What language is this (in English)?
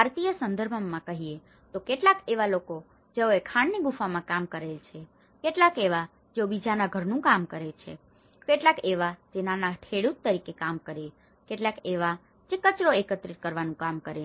Gujarati